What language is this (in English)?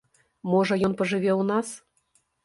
Belarusian